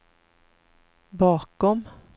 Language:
Swedish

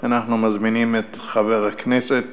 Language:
Hebrew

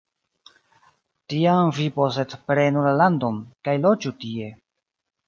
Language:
Esperanto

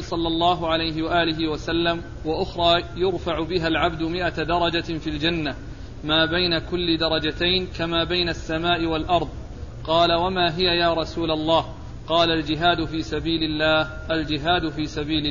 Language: Arabic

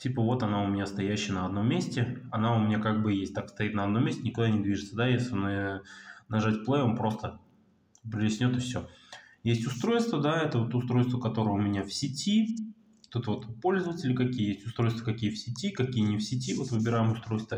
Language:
Russian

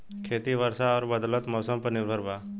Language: Bhojpuri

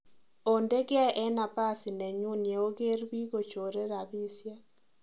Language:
Kalenjin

